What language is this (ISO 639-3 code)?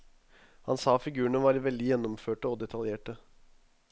nor